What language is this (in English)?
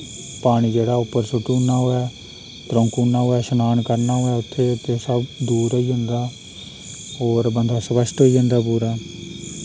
Dogri